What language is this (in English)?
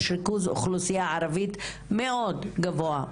Hebrew